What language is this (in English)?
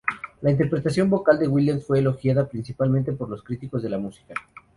Spanish